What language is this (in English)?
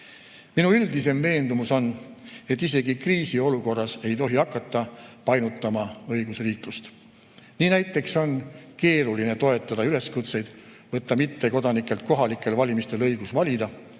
Estonian